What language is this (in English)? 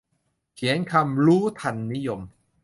Thai